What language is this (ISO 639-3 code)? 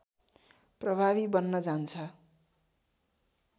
nep